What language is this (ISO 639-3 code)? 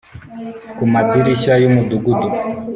kin